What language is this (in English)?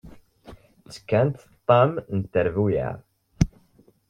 Kabyle